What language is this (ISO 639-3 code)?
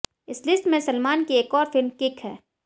hin